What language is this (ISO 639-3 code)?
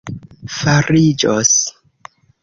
epo